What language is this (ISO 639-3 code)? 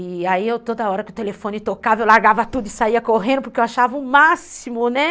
por